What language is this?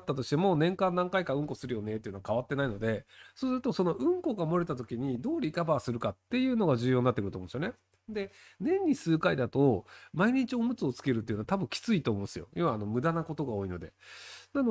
Japanese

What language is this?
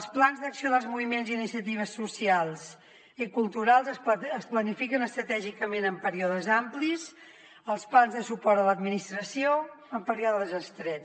Catalan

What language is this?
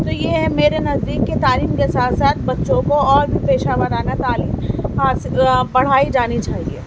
Urdu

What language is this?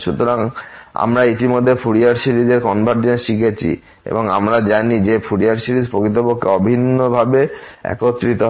Bangla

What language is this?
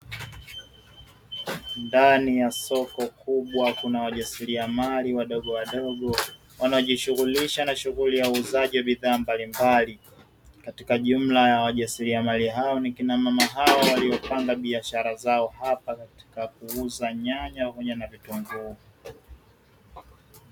Swahili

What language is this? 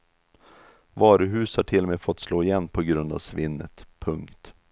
Swedish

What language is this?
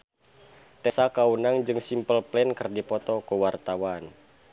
Sundanese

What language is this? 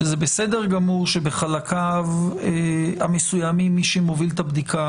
Hebrew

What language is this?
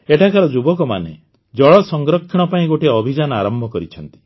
Odia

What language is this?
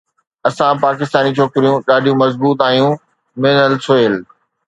Sindhi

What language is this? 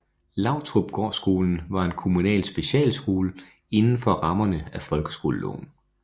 Danish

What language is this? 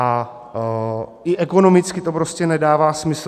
Czech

